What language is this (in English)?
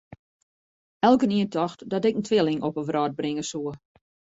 Western Frisian